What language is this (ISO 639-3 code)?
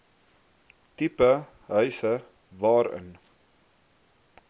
afr